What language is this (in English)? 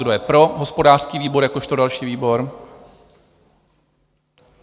Czech